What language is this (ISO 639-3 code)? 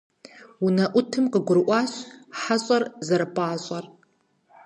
kbd